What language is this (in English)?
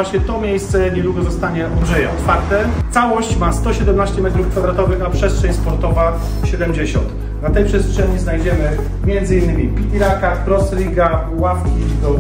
Polish